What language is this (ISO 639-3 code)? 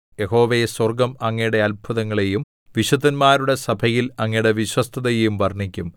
mal